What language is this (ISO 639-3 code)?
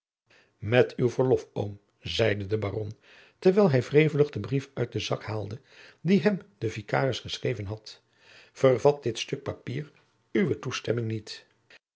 nld